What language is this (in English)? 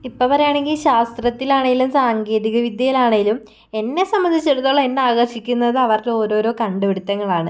Malayalam